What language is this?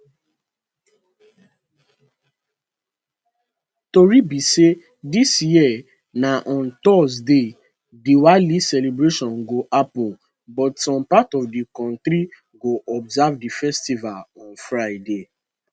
Nigerian Pidgin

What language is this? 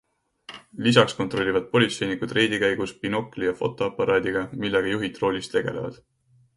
Estonian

